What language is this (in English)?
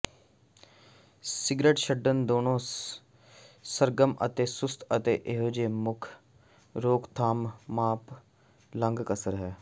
Punjabi